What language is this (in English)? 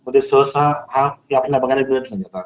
Marathi